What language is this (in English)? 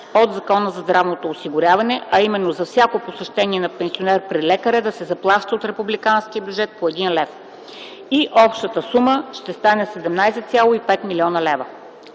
Bulgarian